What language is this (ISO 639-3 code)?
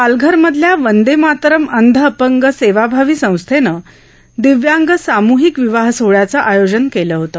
mar